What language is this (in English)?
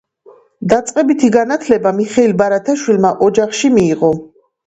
Georgian